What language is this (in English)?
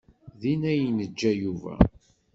Kabyle